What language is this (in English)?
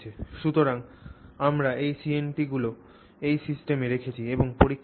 Bangla